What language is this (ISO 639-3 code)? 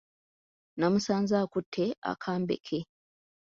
lug